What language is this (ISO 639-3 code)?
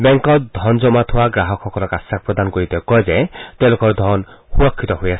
asm